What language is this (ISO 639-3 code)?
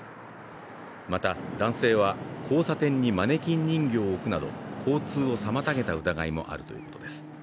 jpn